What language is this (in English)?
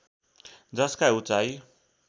Nepali